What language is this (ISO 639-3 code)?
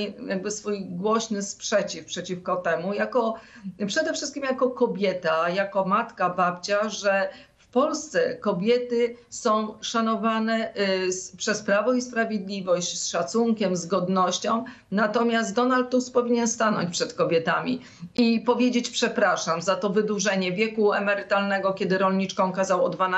pol